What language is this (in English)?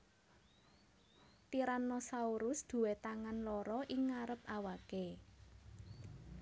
Javanese